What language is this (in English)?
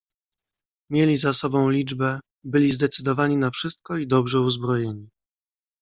Polish